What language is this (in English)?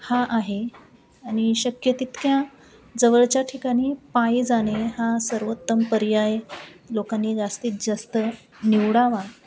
Marathi